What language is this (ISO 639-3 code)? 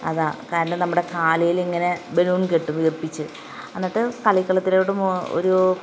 mal